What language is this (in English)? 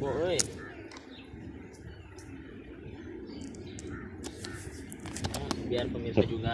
Indonesian